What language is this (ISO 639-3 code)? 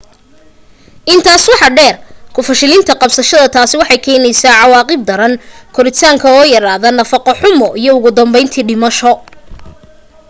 som